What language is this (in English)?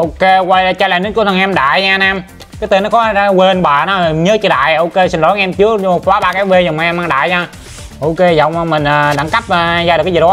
Vietnamese